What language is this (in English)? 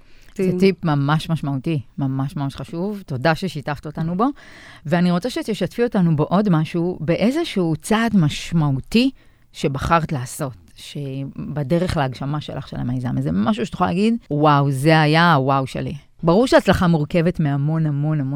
Hebrew